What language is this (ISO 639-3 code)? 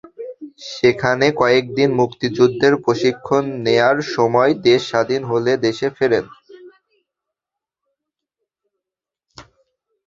ben